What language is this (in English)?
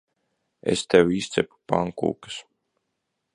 Latvian